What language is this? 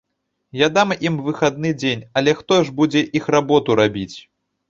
Belarusian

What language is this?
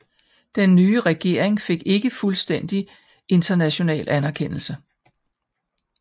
Danish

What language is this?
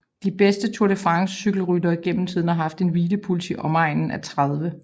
Danish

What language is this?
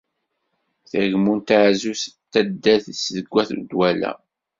Kabyle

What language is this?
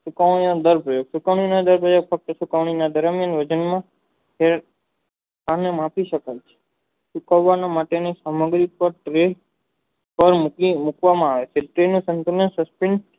Gujarati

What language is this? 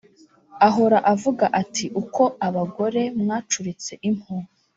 Kinyarwanda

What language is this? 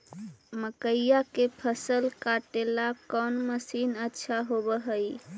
Magahi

